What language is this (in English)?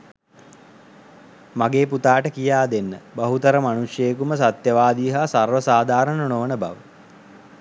Sinhala